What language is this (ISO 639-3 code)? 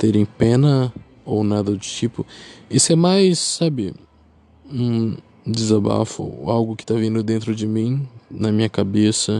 por